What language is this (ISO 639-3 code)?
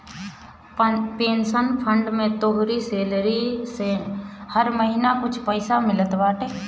bho